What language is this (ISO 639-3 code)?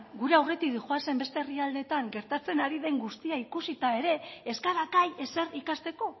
eus